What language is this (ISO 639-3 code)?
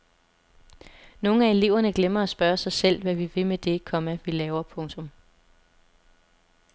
dan